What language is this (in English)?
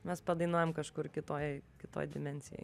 Lithuanian